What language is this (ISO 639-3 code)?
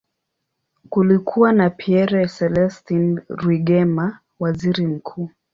swa